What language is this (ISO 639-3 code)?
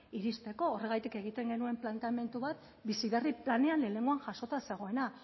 eus